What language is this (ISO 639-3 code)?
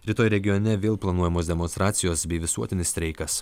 lit